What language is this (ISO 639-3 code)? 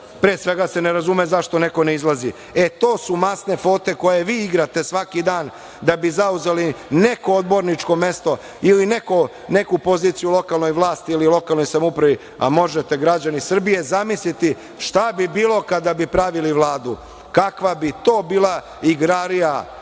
srp